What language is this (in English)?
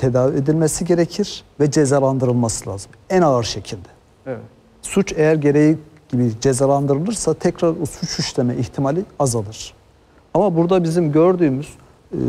Turkish